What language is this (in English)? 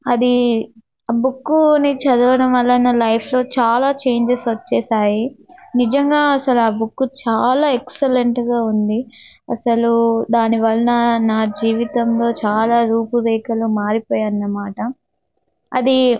Telugu